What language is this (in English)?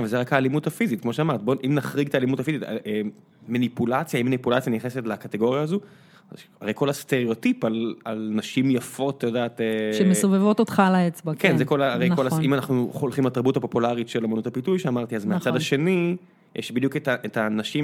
Hebrew